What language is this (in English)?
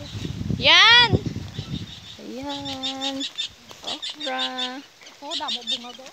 Filipino